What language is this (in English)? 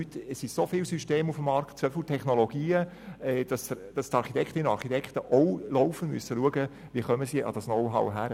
Swiss German